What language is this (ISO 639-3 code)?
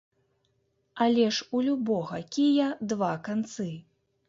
bel